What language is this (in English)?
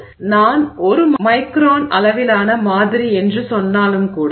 Tamil